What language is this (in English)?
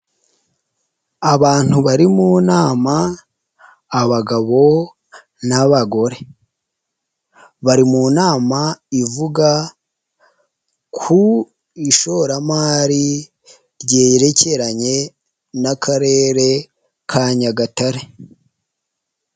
Kinyarwanda